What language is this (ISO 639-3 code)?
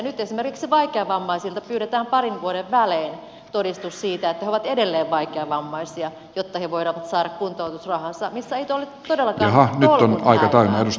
fin